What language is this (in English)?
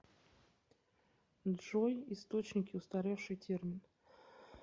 Russian